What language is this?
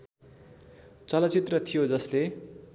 Nepali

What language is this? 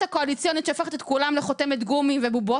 Hebrew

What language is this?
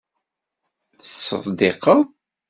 Kabyle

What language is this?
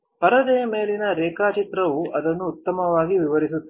Kannada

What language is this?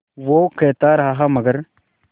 Hindi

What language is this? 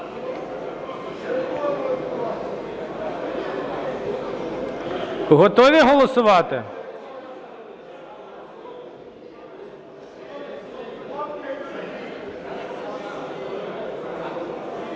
Ukrainian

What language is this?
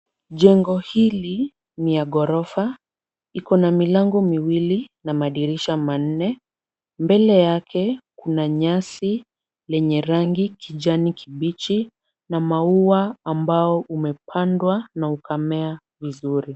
Swahili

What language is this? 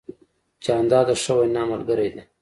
Pashto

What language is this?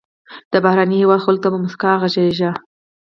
Pashto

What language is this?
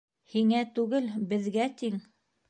Bashkir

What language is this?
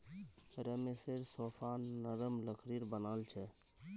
Magahi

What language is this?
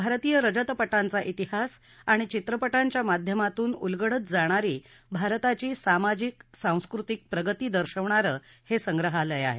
Marathi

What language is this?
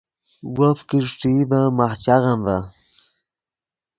Yidgha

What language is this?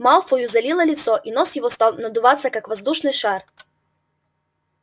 Russian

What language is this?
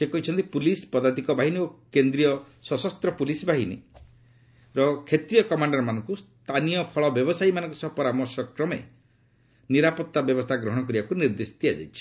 Odia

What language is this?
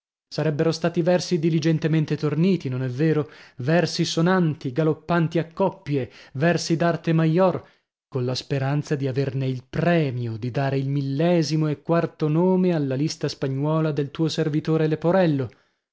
Italian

